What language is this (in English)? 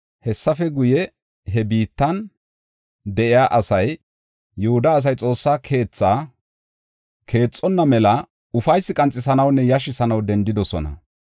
Gofa